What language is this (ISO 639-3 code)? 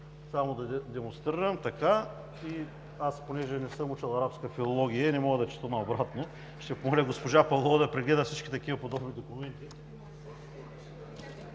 bul